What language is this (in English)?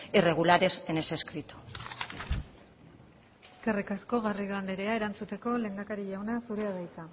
Basque